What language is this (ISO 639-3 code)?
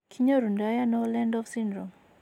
kln